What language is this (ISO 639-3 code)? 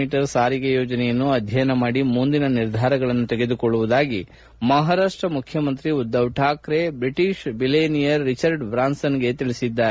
kan